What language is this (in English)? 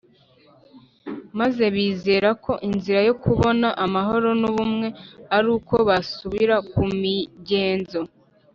Kinyarwanda